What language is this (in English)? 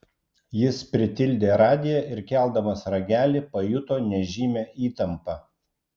Lithuanian